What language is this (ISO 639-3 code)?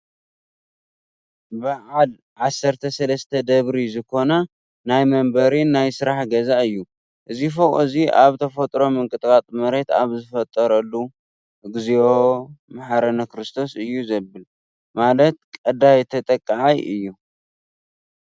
tir